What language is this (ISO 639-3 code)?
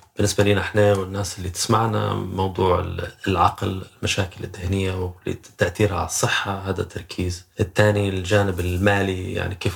ara